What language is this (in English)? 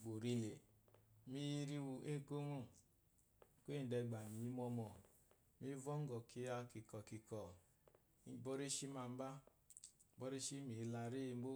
Eloyi